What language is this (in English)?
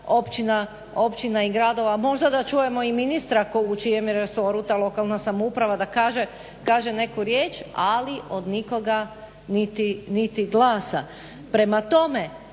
Croatian